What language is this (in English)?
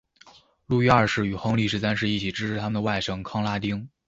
Chinese